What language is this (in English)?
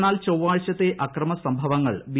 Malayalam